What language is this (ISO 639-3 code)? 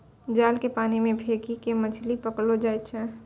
mai